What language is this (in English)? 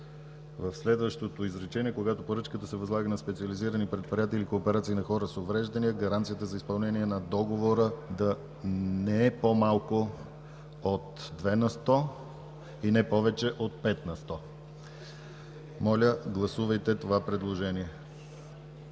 Bulgarian